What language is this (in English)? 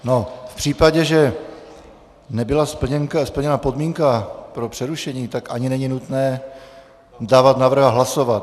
Czech